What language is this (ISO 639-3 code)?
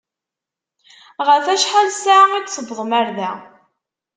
kab